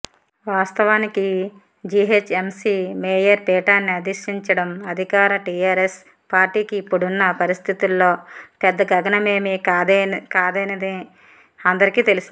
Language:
Telugu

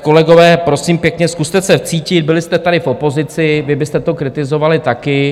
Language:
Czech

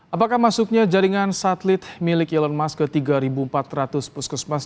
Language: Indonesian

